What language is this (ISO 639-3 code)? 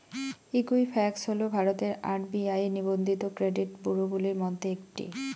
ben